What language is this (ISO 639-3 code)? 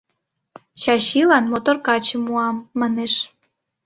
chm